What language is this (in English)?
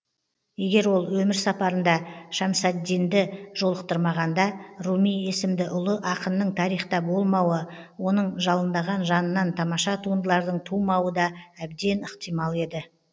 Kazakh